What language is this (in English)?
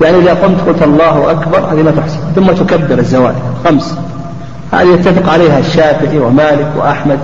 Arabic